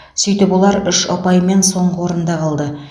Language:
Kazakh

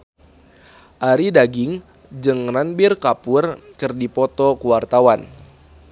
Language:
Sundanese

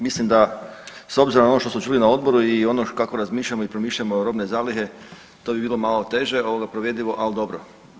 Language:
Croatian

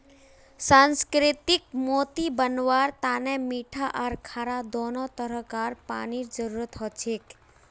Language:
Magahi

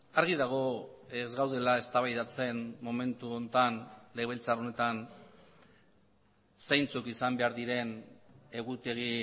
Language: Basque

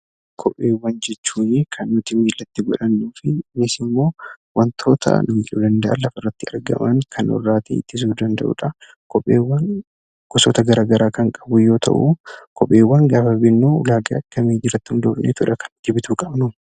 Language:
Oromo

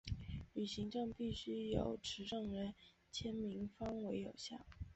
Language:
Chinese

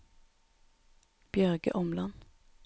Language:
Norwegian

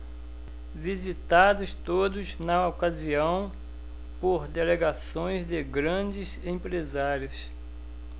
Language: Portuguese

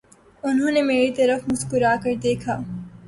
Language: Urdu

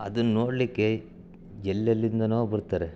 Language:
Kannada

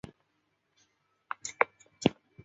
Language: Chinese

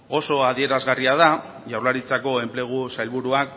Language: Basque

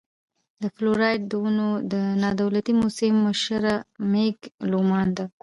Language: Pashto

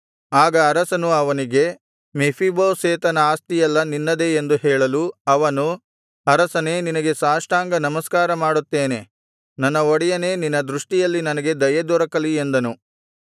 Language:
Kannada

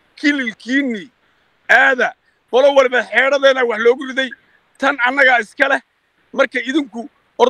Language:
Arabic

